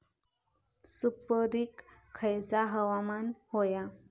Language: Marathi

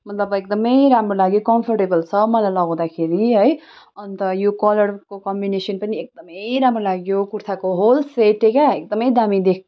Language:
Nepali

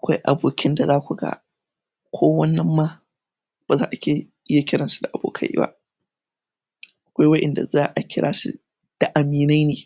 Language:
Hausa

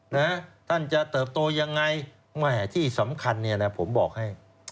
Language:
Thai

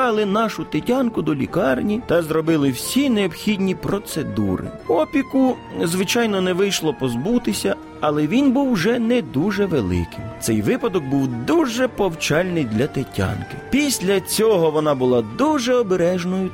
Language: Ukrainian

